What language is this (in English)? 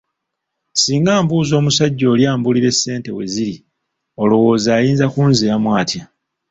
Ganda